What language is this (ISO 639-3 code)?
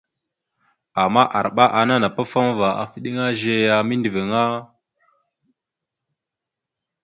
mxu